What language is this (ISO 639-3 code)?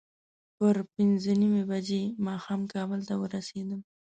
pus